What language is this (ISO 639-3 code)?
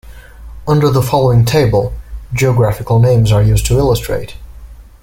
eng